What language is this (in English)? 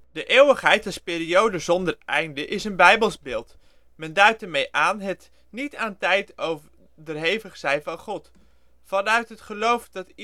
Dutch